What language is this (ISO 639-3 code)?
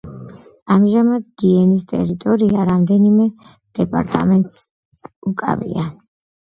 kat